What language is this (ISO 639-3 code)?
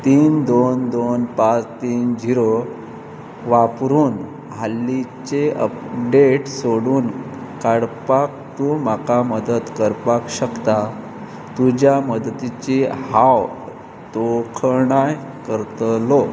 kok